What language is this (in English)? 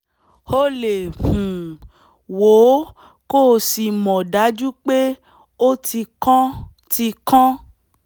Yoruba